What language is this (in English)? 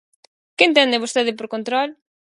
Galician